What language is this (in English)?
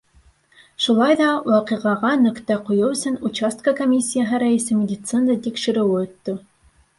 Bashkir